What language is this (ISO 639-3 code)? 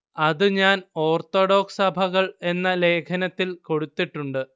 mal